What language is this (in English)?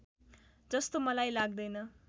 Nepali